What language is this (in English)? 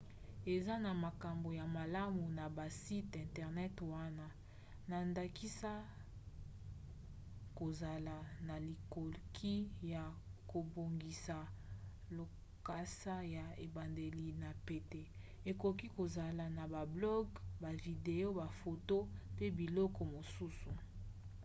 Lingala